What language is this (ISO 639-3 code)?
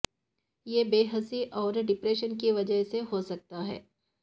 urd